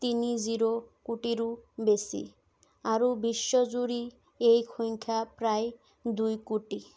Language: Assamese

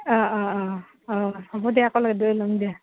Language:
Assamese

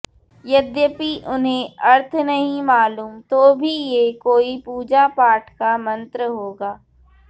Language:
Sanskrit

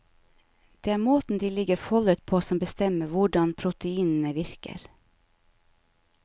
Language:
Norwegian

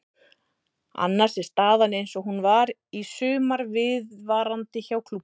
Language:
Icelandic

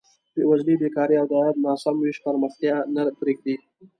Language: Pashto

